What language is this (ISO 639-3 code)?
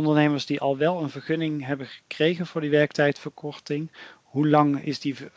nld